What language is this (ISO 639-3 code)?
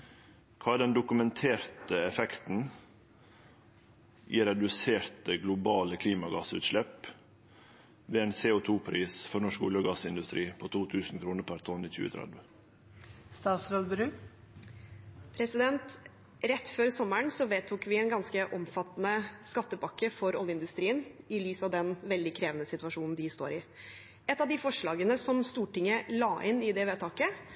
nor